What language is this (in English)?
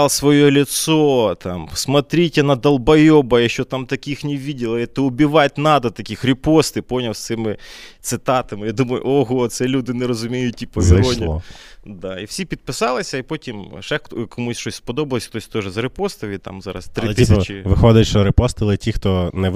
Ukrainian